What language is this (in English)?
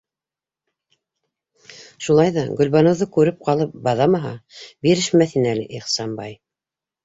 Bashkir